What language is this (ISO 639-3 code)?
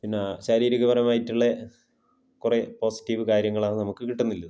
mal